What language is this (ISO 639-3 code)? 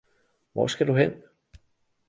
dan